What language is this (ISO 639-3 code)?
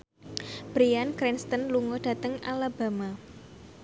jav